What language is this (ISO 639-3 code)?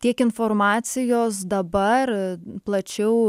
lit